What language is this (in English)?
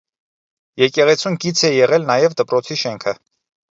Armenian